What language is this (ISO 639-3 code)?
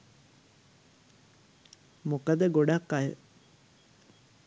sin